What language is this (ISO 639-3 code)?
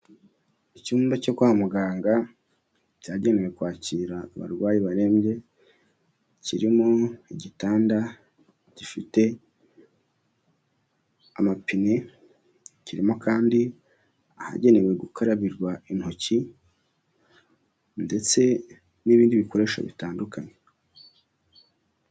kin